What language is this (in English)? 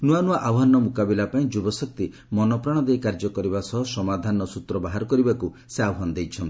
Odia